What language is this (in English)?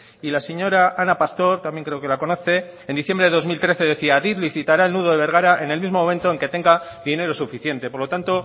Spanish